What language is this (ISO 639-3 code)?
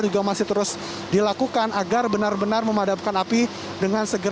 ind